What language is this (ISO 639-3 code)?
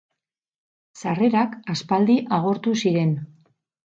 eus